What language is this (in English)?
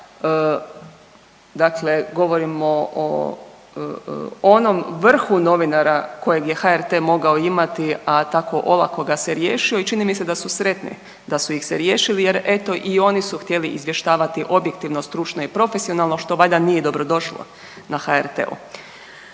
Croatian